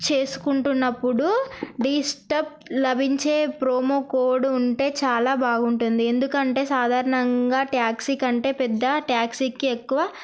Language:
Telugu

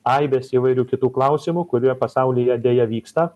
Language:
Lithuanian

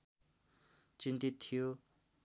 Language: Nepali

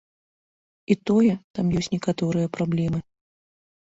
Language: Belarusian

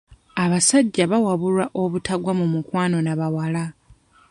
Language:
Ganda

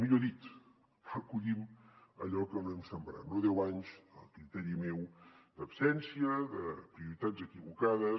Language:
Catalan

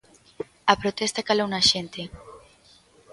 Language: Galician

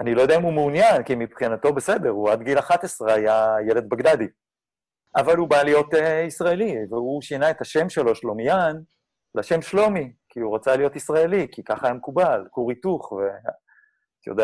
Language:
Hebrew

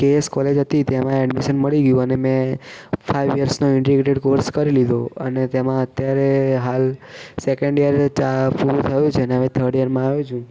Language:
Gujarati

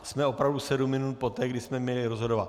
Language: Czech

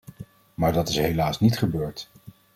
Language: Dutch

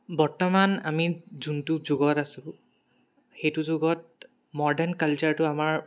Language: Assamese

